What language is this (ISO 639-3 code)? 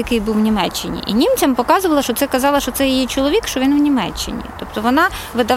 ukr